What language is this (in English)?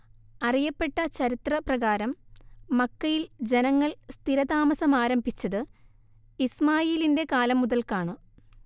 Malayalam